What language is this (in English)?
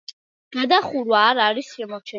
Georgian